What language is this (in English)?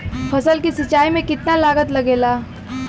Bhojpuri